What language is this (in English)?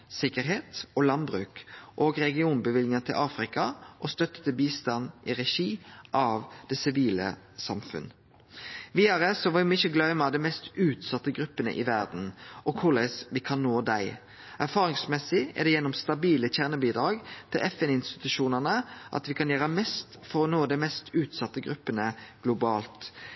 Norwegian Nynorsk